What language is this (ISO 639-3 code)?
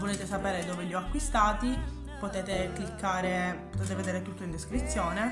ita